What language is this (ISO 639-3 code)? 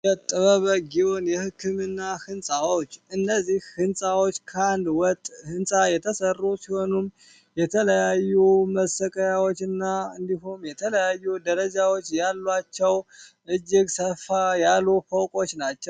amh